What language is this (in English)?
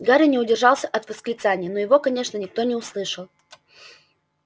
Russian